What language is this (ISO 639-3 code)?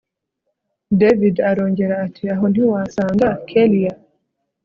kin